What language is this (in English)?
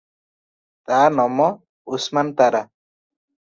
Odia